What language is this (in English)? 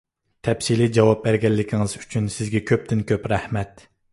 Uyghur